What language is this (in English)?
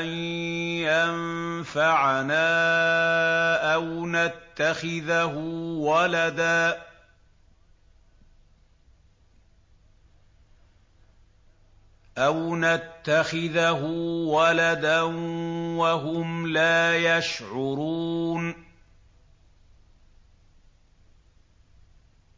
Arabic